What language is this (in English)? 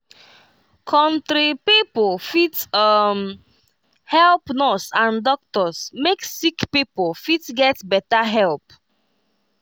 Nigerian Pidgin